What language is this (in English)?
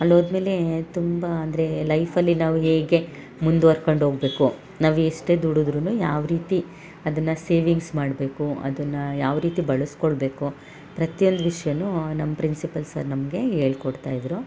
Kannada